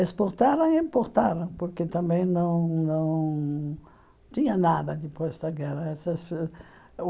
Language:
Portuguese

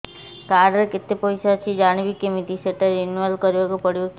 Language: Odia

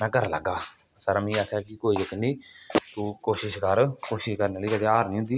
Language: Dogri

